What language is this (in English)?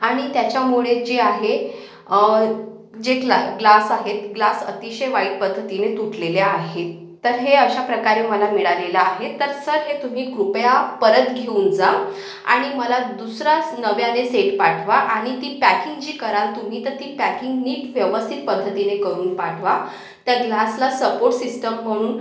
Marathi